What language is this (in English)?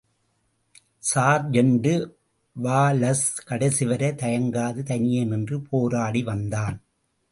Tamil